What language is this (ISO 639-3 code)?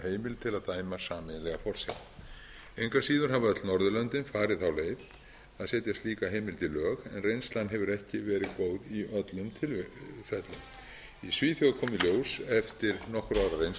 isl